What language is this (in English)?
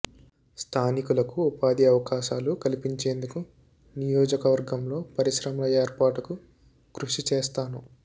Telugu